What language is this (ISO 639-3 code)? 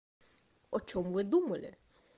rus